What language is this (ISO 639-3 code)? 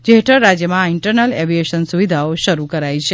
guj